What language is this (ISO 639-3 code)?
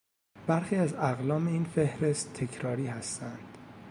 fas